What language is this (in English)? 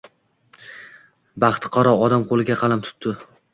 Uzbek